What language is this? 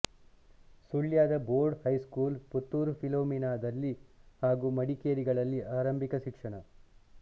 Kannada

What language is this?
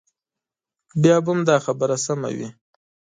Pashto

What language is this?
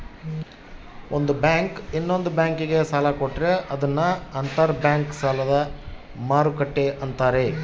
Kannada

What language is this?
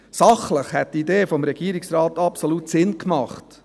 Swiss German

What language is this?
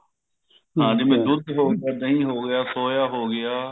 Punjabi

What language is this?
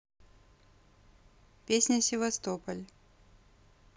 Russian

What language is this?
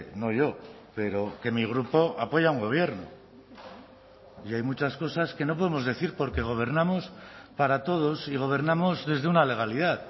Spanish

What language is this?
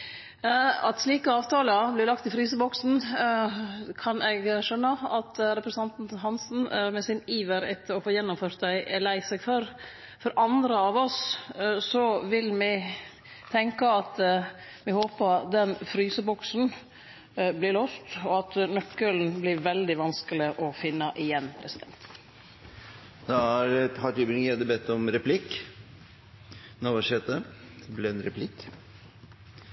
Norwegian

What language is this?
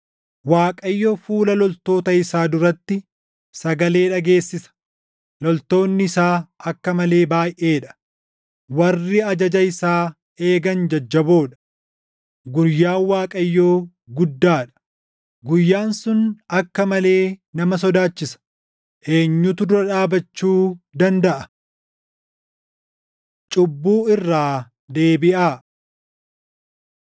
Oromo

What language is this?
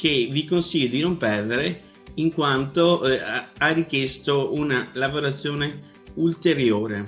Italian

